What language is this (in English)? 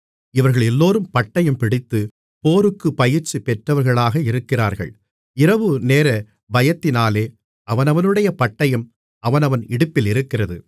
Tamil